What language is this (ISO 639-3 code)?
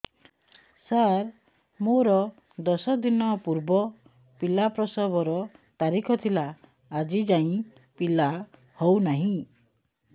ori